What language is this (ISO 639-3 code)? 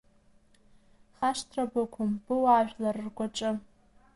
abk